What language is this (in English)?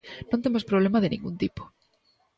Galician